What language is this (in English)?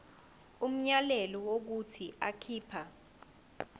Zulu